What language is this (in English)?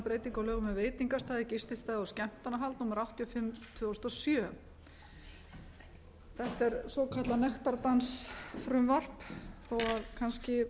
Icelandic